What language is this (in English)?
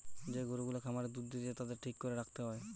Bangla